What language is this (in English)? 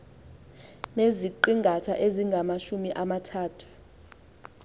Xhosa